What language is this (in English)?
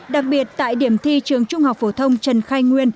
Vietnamese